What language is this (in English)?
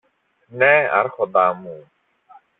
Greek